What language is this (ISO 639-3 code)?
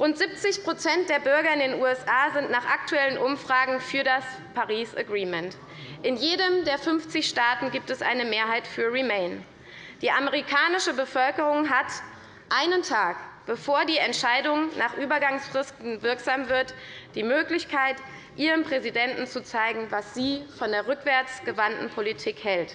deu